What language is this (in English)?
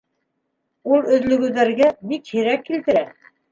Bashkir